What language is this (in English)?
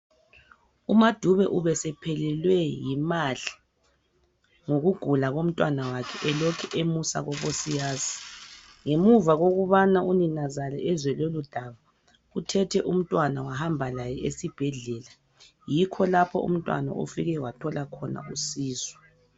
North Ndebele